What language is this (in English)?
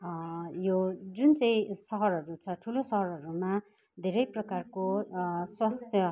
Nepali